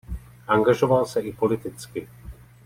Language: Czech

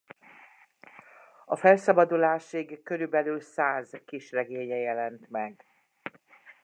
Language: Hungarian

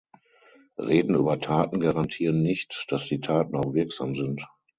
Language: German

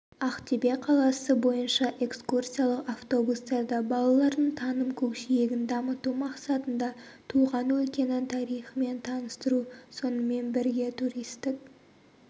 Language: Kazakh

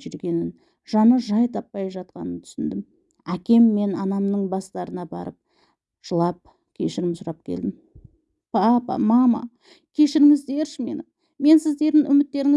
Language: Turkish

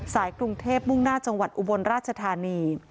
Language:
Thai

